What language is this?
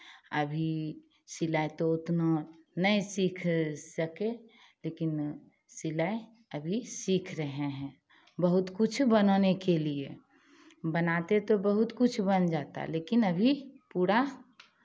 Hindi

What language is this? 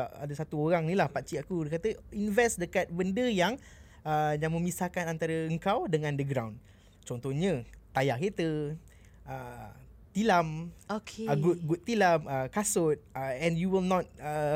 Malay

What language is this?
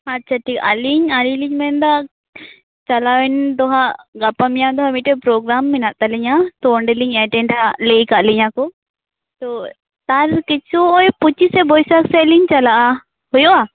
Santali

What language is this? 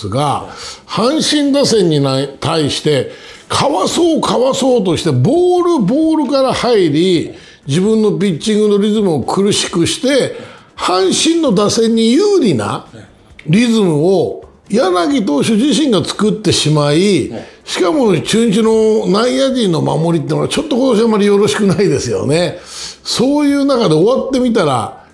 Japanese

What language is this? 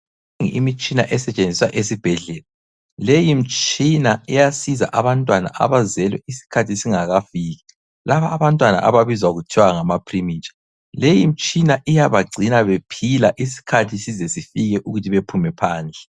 North Ndebele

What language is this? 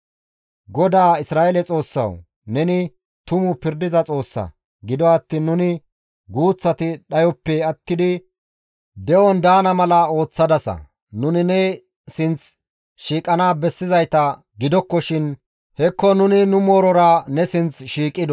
Gamo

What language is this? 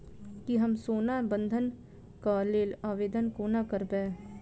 Maithili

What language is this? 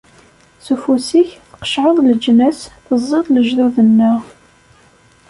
Kabyle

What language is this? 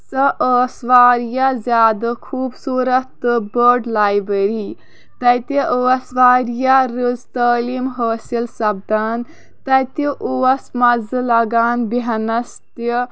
Kashmiri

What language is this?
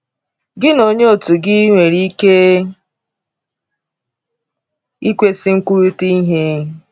Igbo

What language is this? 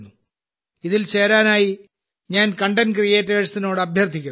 Malayalam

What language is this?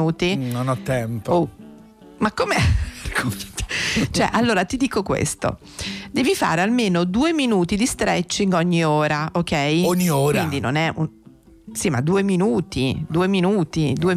Italian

